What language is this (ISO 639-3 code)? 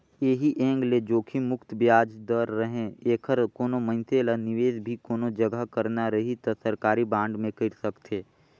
hne